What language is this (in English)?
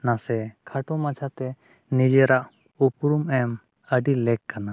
Santali